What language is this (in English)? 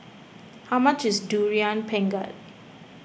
English